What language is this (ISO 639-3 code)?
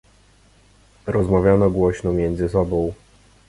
pol